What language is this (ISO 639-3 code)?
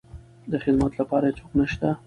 pus